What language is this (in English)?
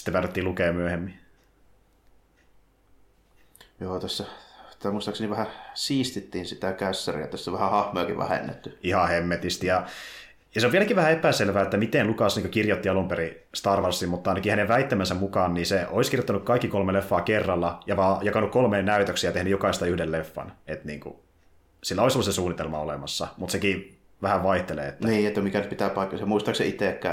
Finnish